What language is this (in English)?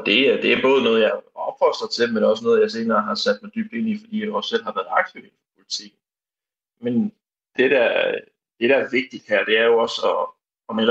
Danish